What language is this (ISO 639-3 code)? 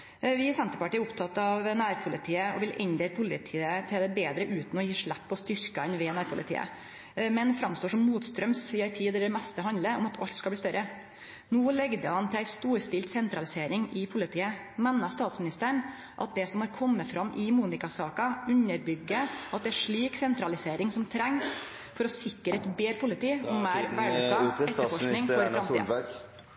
nno